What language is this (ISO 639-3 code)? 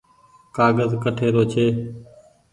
gig